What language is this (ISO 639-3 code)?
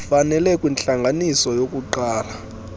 xho